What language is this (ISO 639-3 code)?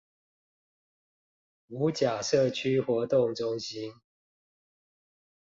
zho